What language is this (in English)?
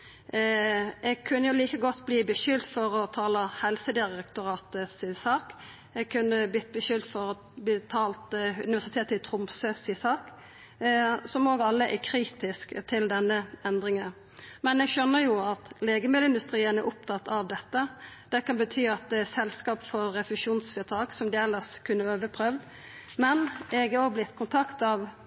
Norwegian Nynorsk